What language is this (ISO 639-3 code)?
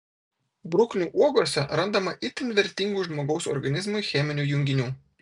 lit